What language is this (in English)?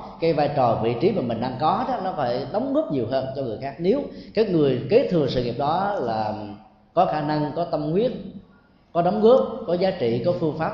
Vietnamese